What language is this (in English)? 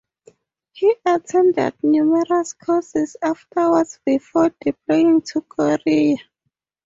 English